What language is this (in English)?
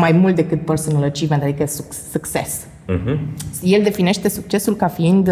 Romanian